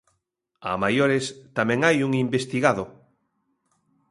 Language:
Galician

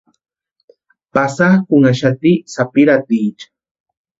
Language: Western Highland Purepecha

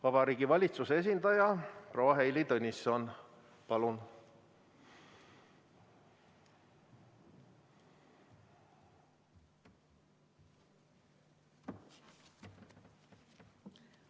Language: Estonian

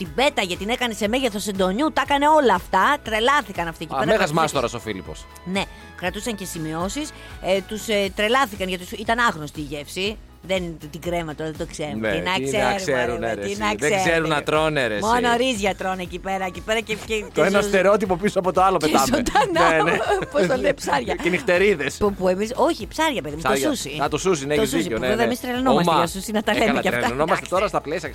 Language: Greek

